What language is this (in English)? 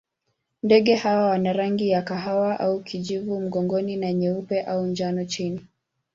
Swahili